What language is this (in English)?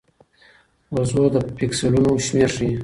Pashto